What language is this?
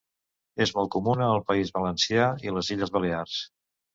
Catalan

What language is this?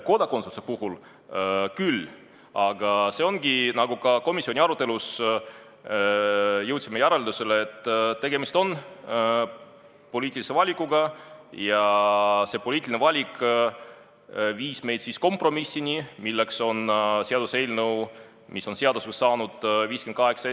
Estonian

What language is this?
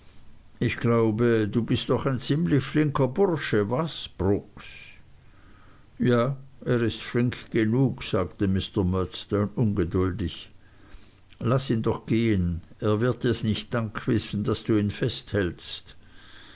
German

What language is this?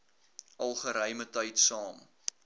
Afrikaans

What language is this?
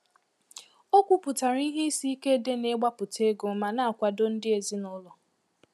Igbo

